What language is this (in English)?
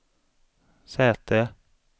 Swedish